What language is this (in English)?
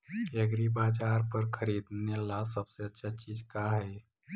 Magahi